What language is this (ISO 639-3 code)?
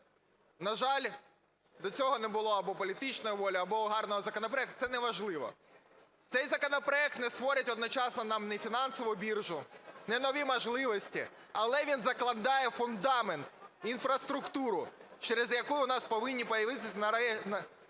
ukr